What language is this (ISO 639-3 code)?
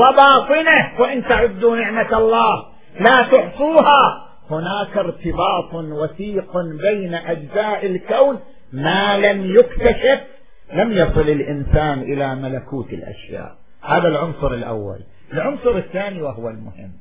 ara